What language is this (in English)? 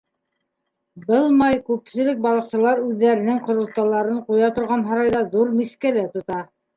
Bashkir